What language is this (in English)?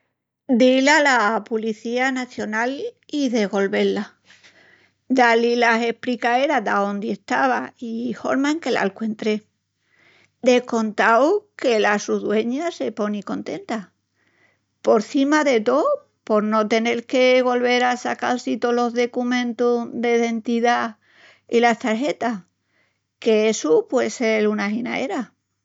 Extremaduran